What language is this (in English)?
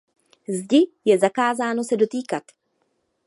Czech